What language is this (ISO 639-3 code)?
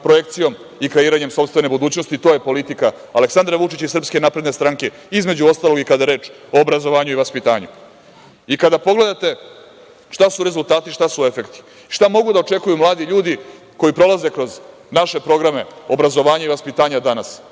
srp